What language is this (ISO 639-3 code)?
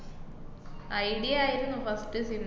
mal